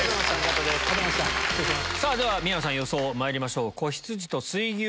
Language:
Japanese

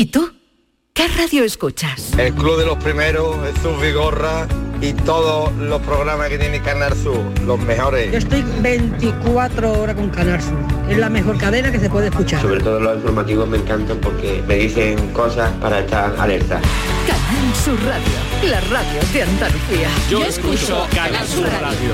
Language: Spanish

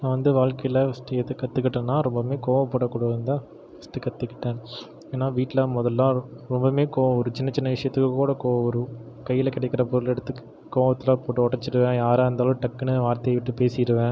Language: Tamil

